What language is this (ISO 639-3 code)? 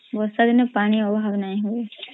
ori